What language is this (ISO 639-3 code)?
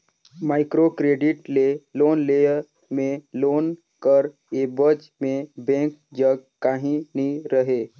hne